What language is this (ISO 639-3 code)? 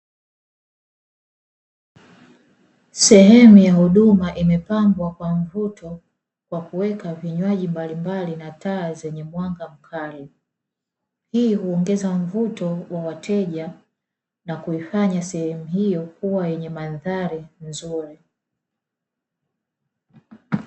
swa